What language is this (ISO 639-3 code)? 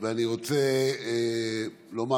heb